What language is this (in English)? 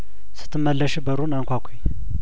Amharic